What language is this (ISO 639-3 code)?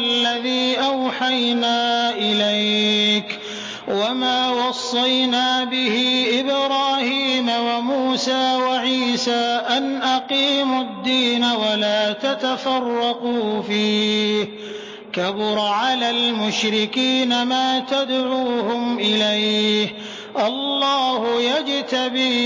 ara